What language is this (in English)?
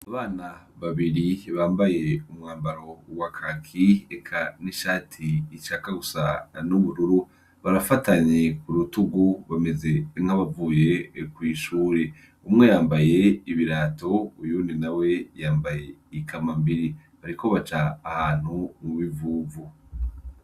Rundi